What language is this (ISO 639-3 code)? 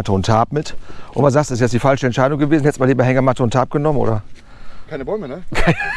deu